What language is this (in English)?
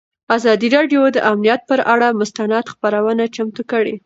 Pashto